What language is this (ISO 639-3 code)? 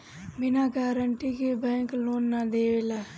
bho